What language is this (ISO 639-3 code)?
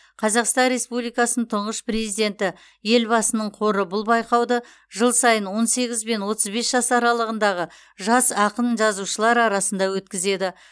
kaz